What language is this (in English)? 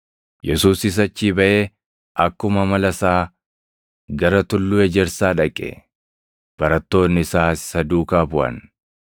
Oromo